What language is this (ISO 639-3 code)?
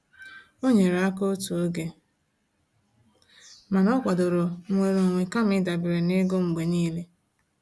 ibo